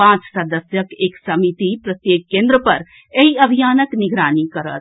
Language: Maithili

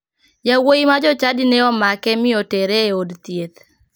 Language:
Luo (Kenya and Tanzania)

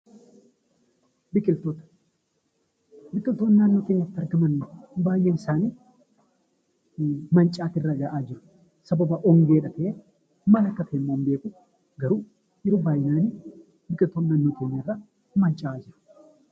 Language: Oromo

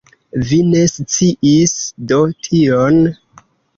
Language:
Esperanto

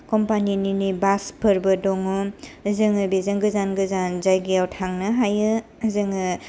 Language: Bodo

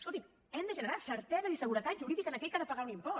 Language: Catalan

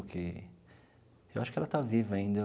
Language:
Portuguese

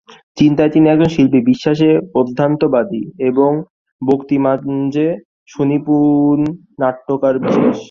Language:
Bangla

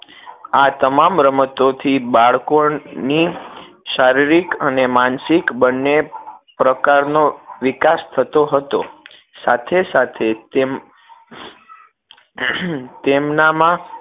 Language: Gujarati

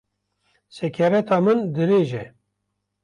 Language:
Kurdish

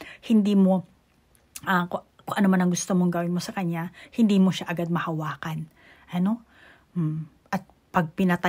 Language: Filipino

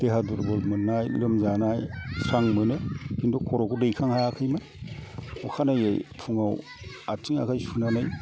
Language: Bodo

